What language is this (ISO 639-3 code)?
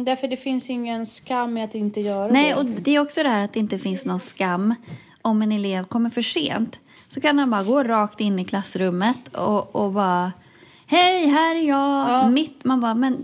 swe